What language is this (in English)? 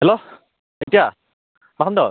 Bodo